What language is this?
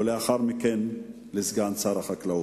Hebrew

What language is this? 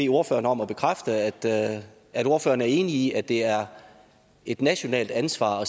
Danish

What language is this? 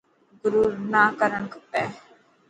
Dhatki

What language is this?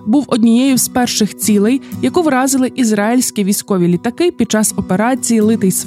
Ukrainian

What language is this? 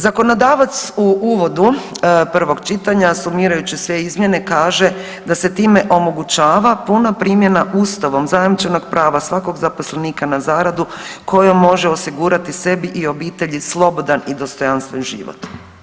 Croatian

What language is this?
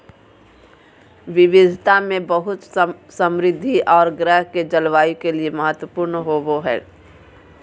Magahi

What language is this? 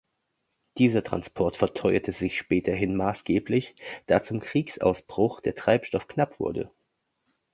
German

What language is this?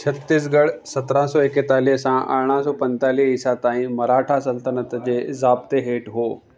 Sindhi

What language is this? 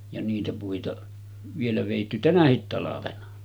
Finnish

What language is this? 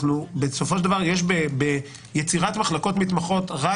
Hebrew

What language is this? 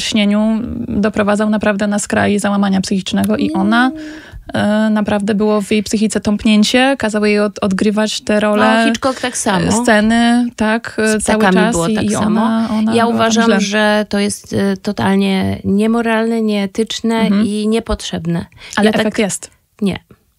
Polish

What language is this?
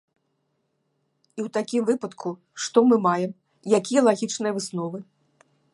Belarusian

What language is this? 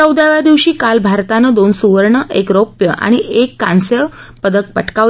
Marathi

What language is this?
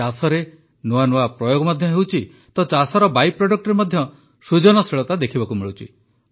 Odia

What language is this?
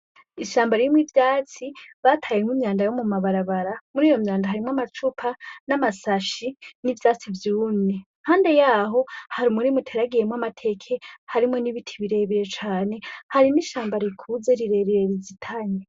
Rundi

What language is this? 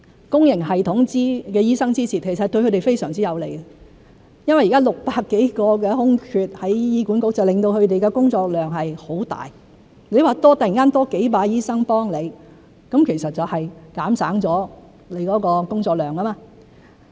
Cantonese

